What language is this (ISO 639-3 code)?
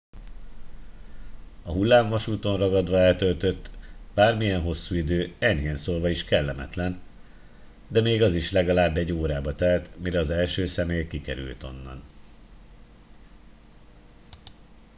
hun